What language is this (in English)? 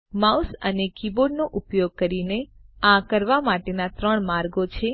Gujarati